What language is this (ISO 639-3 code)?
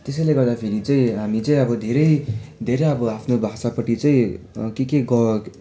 nep